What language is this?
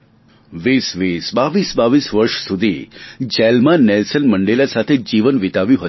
Gujarati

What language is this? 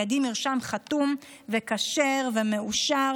Hebrew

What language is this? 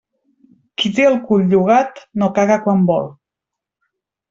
Catalan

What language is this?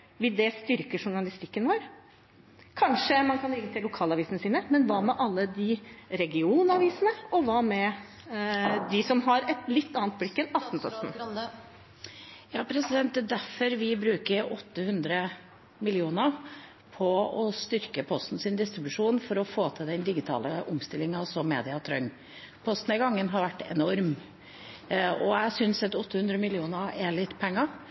Norwegian Bokmål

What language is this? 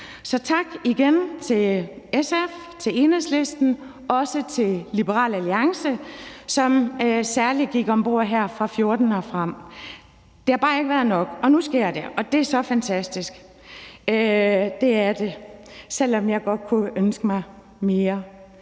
Danish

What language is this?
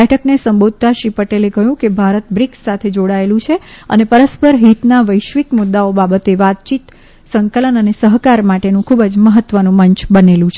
Gujarati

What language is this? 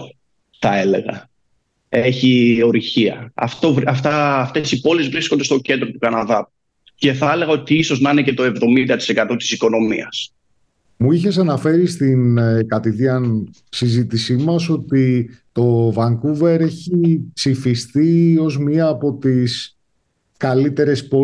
Greek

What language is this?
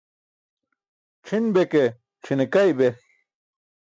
Burushaski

